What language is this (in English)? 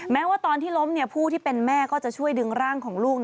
Thai